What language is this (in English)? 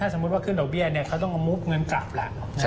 Thai